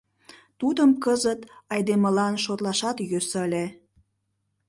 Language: Mari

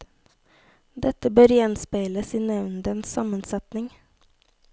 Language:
Norwegian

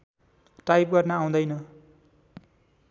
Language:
Nepali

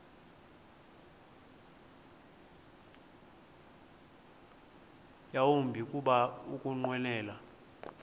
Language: Xhosa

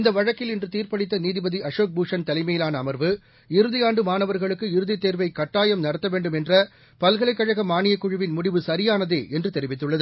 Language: Tamil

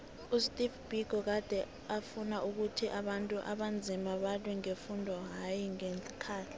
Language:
South Ndebele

